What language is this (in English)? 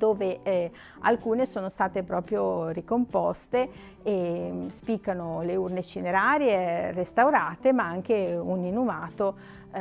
Italian